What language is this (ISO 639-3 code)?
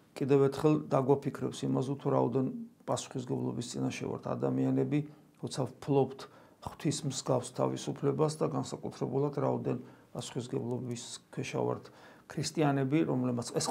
ron